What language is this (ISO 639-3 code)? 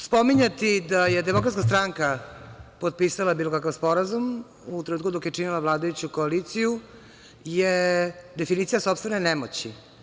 srp